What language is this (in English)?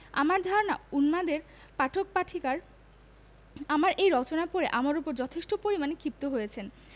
Bangla